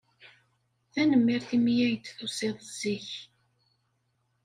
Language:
Kabyle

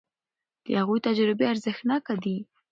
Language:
Pashto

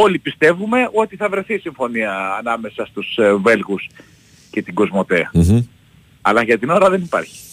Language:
Greek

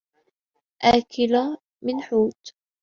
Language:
Arabic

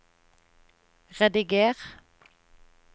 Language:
Norwegian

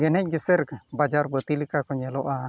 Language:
Santali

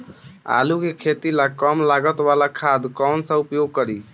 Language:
Bhojpuri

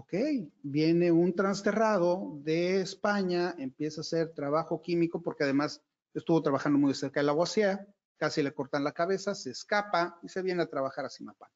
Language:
Spanish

